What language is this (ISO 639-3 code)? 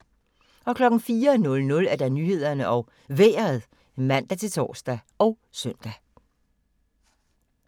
dan